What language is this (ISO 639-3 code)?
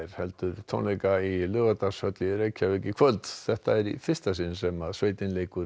isl